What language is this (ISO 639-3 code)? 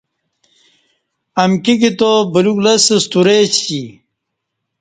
bsh